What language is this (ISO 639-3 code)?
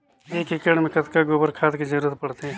hne